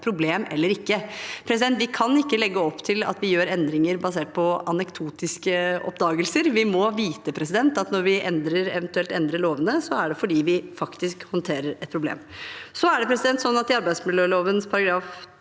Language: Norwegian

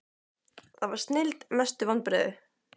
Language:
Icelandic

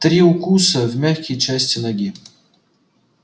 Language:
Russian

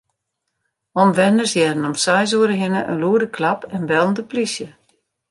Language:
Western Frisian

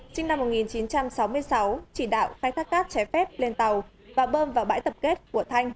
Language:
Vietnamese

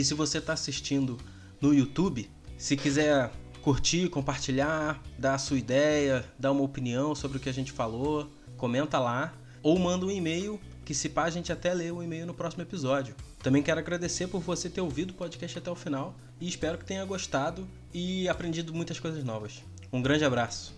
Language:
Portuguese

